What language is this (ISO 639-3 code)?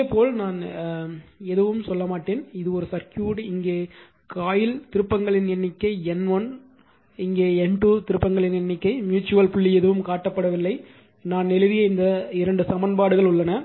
tam